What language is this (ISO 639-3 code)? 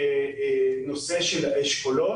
heb